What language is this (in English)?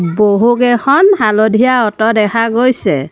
Assamese